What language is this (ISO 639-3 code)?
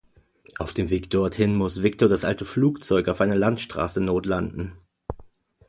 deu